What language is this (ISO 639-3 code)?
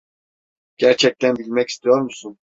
tur